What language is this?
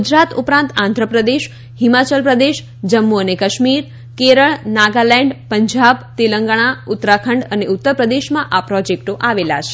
Gujarati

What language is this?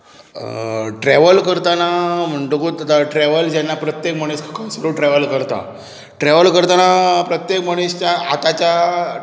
Konkani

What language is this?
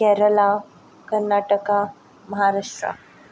Konkani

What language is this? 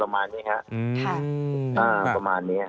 Thai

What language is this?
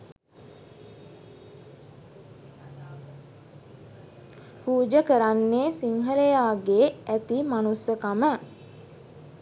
Sinhala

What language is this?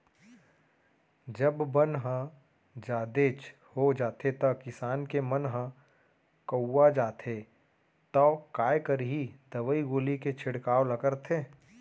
Chhattisgarhi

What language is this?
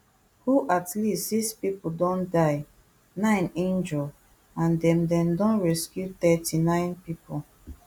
Nigerian Pidgin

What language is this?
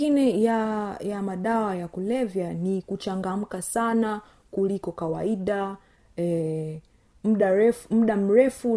Swahili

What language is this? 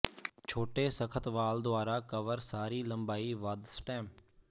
Punjabi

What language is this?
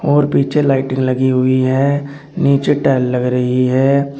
Hindi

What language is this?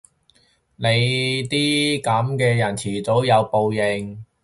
Cantonese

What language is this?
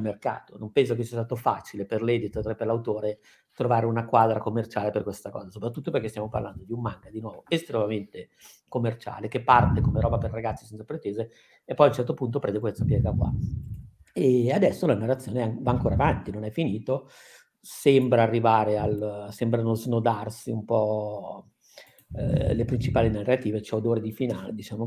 Italian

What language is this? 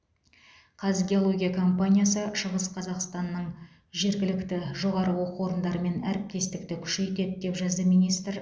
Kazakh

